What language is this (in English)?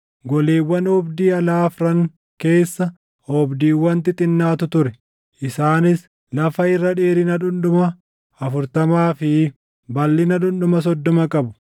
Oromo